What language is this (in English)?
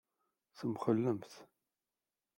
Kabyle